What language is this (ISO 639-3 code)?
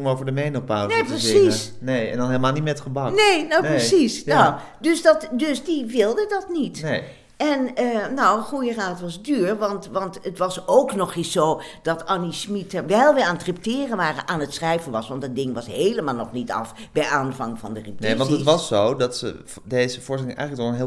nld